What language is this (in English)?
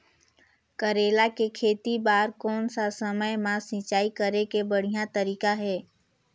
Chhattisgarhi